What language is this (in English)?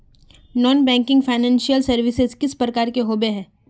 Magahi